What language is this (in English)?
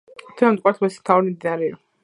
Georgian